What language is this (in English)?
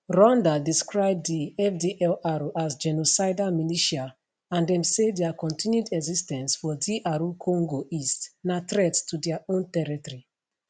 Nigerian Pidgin